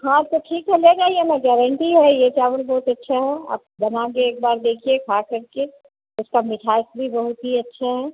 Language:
Hindi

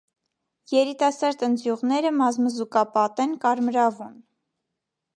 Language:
Armenian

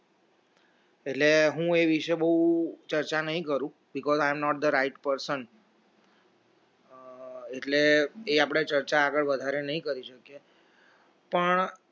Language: Gujarati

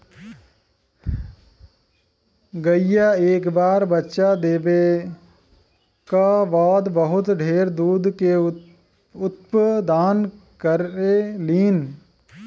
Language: Bhojpuri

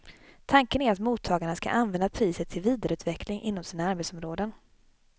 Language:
Swedish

